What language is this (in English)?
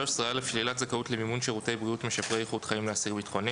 Hebrew